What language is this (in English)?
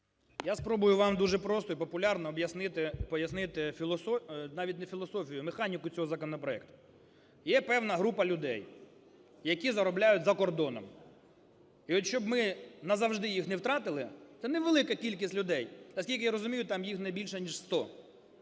Ukrainian